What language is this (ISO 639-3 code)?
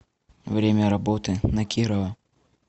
rus